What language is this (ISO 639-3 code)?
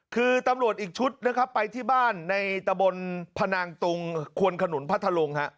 tha